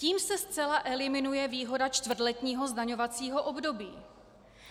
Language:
Czech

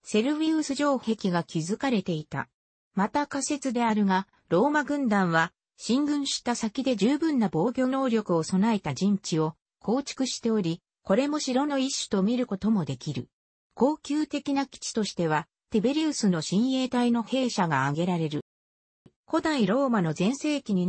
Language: Japanese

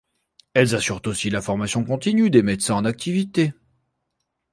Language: French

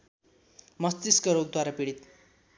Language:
Nepali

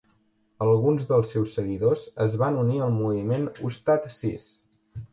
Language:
Catalan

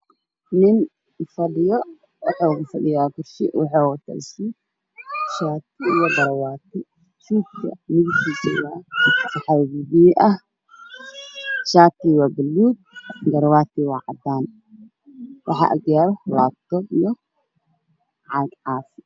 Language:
Somali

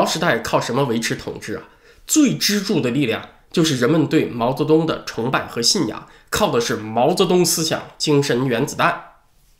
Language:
Chinese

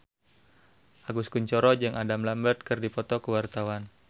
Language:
Sundanese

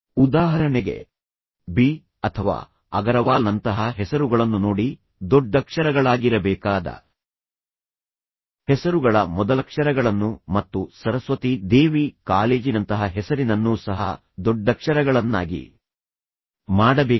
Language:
Kannada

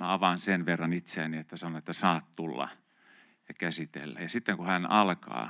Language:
Finnish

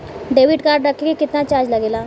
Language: Bhojpuri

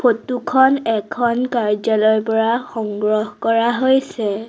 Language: Assamese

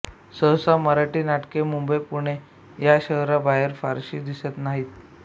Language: Marathi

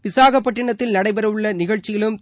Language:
Tamil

